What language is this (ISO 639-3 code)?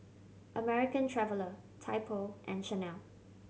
eng